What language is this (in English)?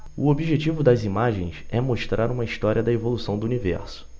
Portuguese